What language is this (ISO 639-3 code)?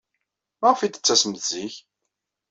kab